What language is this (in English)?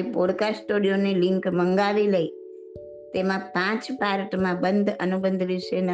Gujarati